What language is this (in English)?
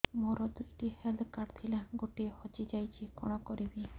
Odia